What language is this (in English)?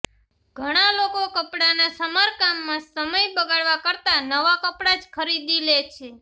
Gujarati